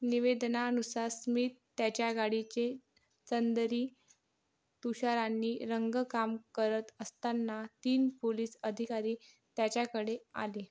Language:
Marathi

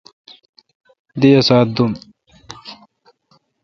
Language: Kalkoti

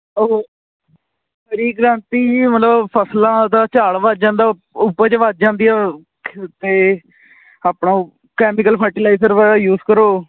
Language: Punjabi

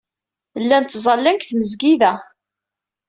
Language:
Kabyle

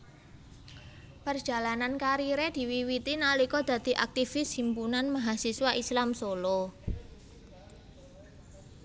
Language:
Javanese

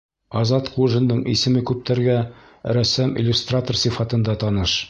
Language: Bashkir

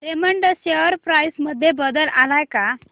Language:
Marathi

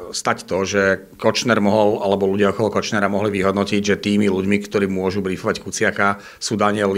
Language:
Slovak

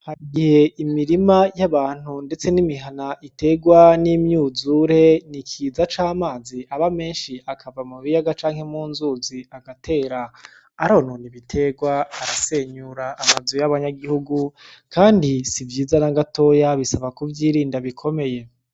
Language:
Rundi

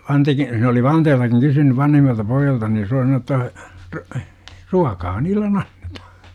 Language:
Finnish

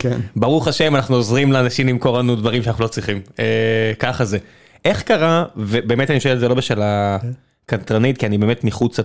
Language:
Hebrew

